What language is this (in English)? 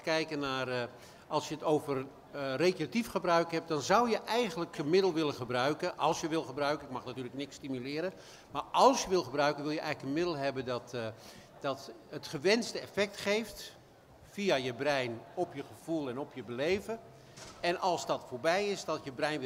Dutch